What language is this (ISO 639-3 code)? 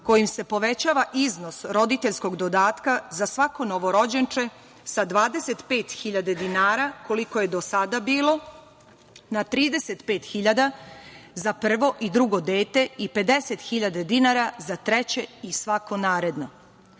srp